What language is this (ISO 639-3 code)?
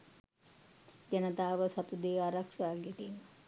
sin